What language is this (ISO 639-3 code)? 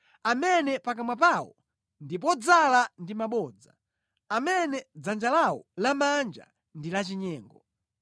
nya